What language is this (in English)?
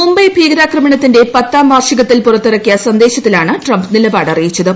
Malayalam